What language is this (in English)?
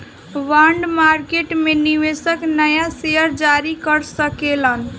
Bhojpuri